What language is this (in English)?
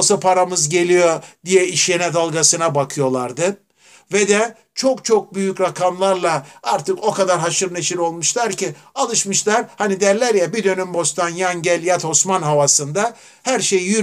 Turkish